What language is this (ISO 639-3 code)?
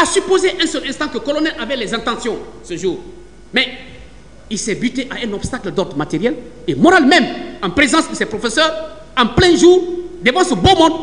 fra